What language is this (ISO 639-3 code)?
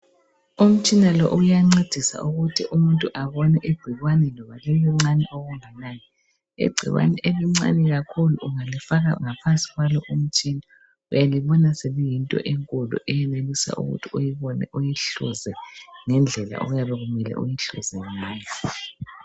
nde